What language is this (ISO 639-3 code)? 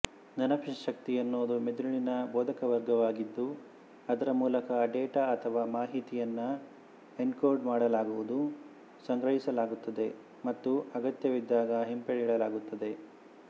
kan